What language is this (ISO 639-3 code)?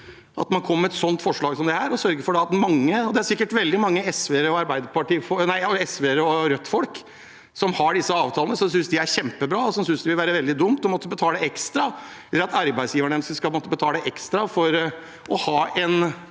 nor